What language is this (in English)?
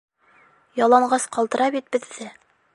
Bashkir